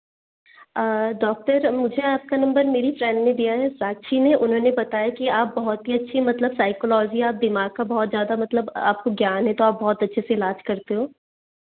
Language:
Hindi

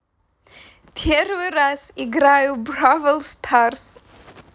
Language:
Russian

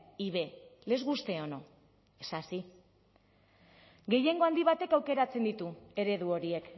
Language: Basque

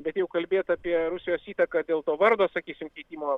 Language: Lithuanian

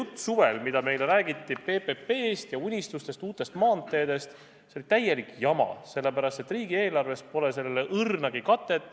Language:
Estonian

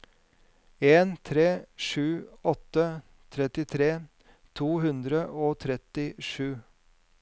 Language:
Norwegian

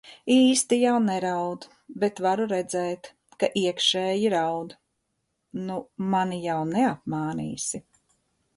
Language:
Latvian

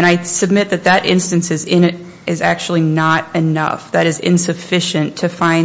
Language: English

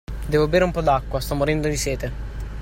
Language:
Italian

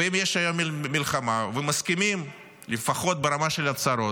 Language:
Hebrew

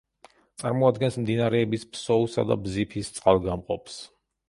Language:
Georgian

